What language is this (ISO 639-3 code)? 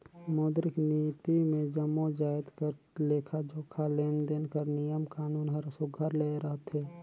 hne